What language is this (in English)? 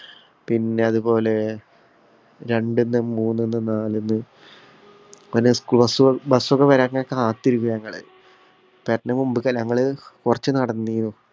Malayalam